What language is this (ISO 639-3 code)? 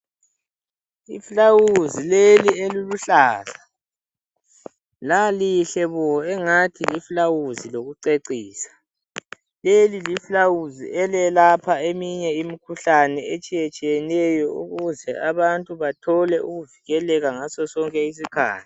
nde